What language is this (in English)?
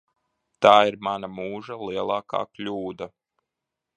Latvian